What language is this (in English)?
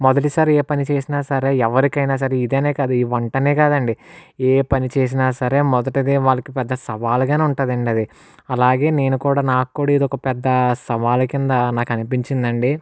Telugu